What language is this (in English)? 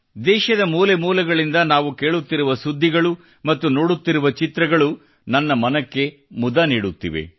Kannada